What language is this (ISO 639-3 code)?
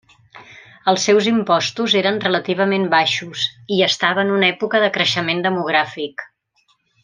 cat